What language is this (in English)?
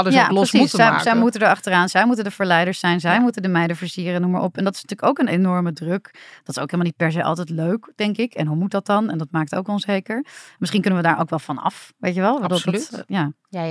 Dutch